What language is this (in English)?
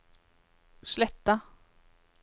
Norwegian